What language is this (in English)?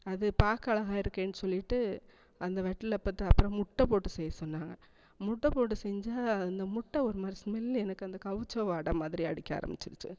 Tamil